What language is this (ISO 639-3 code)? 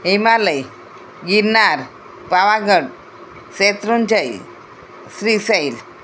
guj